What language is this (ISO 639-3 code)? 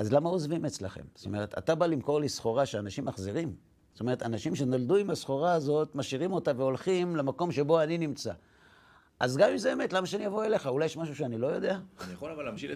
heb